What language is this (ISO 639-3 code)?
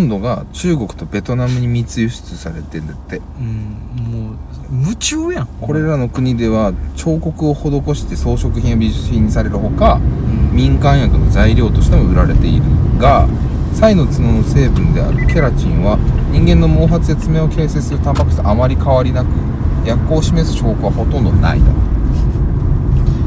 jpn